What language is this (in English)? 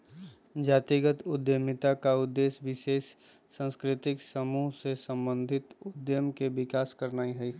Magahi